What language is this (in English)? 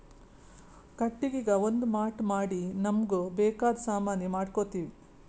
Kannada